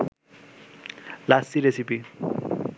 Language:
Bangla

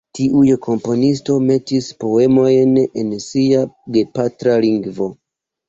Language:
Esperanto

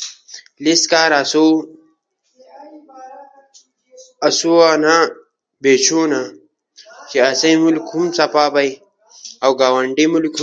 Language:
Ushojo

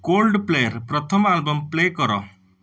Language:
Odia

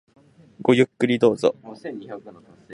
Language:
Japanese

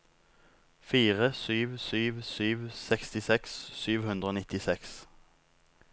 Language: Norwegian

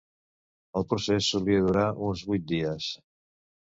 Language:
Catalan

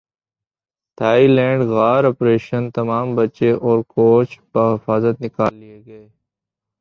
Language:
Urdu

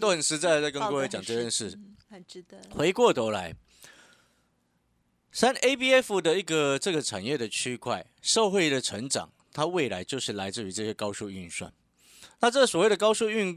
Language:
Chinese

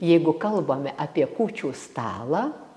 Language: Lithuanian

